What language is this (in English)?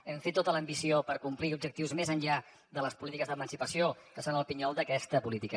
Catalan